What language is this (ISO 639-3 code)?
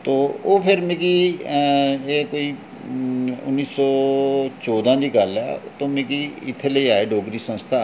doi